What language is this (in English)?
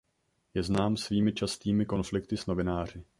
Czech